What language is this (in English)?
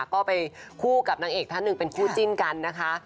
Thai